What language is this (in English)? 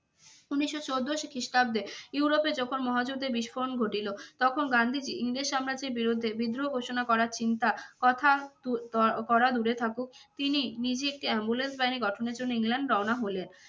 Bangla